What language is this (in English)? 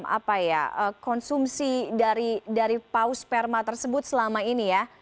Indonesian